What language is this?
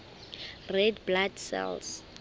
Southern Sotho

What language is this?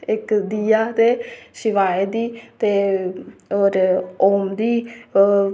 Dogri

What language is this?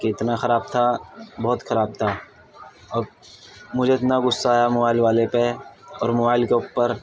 Urdu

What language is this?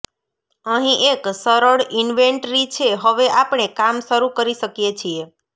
Gujarati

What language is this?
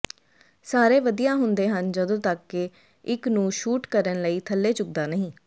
Punjabi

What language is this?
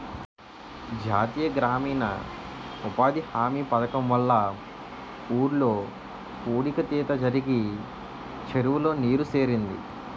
Telugu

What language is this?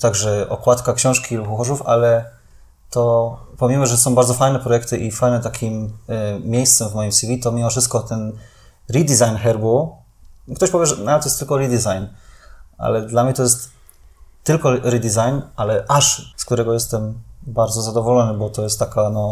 Polish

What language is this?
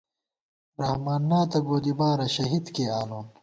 Gawar-Bati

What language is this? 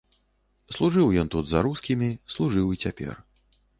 Belarusian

